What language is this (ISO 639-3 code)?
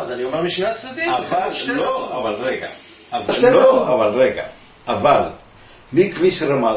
heb